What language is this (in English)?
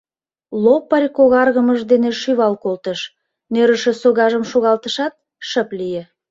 Mari